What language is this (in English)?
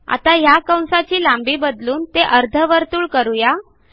Marathi